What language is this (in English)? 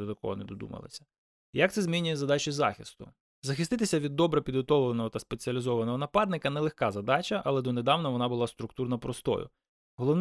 Ukrainian